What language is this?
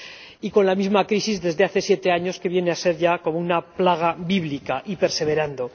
Spanish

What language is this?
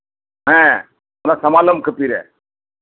Santali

